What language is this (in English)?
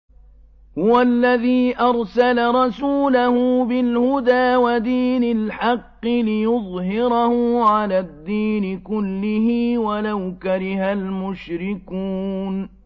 Arabic